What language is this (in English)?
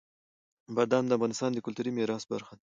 Pashto